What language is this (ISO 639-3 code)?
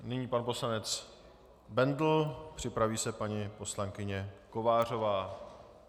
ces